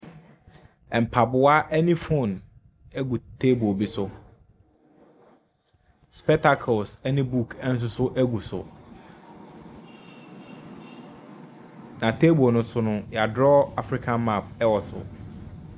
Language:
Akan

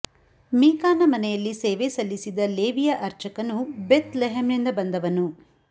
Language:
Kannada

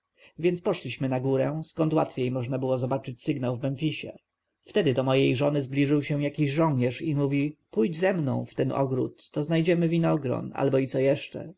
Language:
Polish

